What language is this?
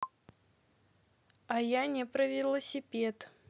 Russian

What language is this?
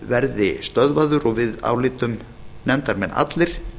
Icelandic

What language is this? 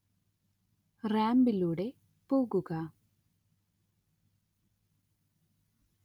Malayalam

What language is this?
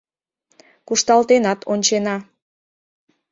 Mari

